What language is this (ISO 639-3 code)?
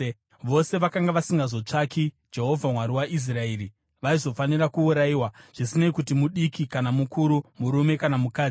sna